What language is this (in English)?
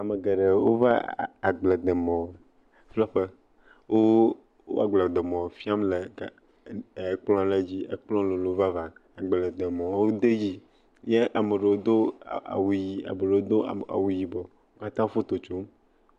Ewe